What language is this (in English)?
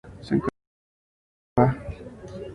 Spanish